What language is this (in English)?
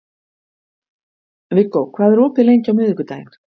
Icelandic